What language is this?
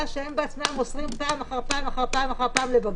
Hebrew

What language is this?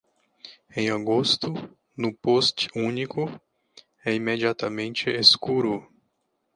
Portuguese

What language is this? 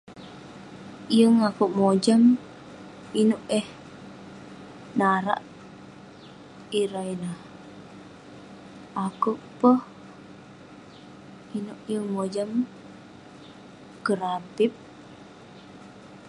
Western Penan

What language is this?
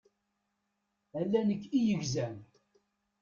Kabyle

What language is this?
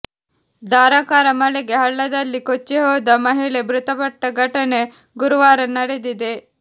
Kannada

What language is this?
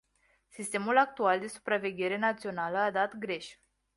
Romanian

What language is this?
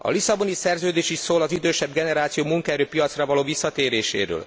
Hungarian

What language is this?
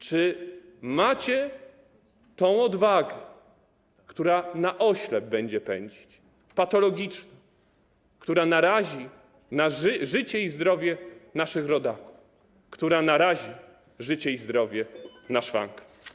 Polish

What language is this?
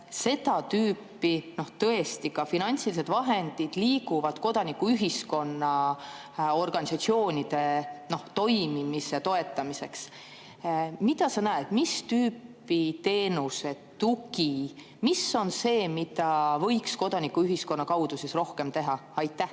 Estonian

